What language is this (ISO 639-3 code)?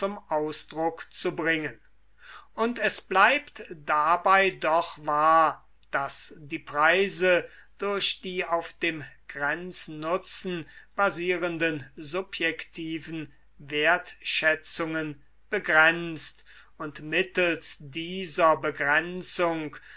deu